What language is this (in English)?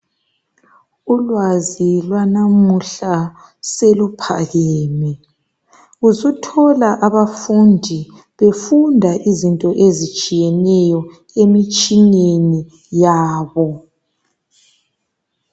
North Ndebele